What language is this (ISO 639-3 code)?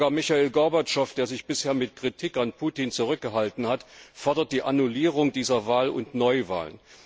deu